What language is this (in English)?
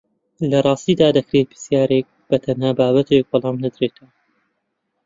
Central Kurdish